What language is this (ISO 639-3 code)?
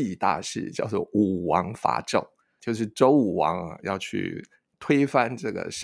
zho